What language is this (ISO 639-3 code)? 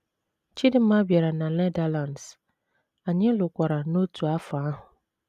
ibo